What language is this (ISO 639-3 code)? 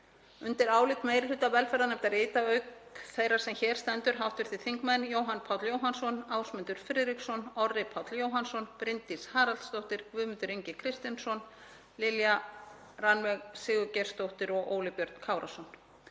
isl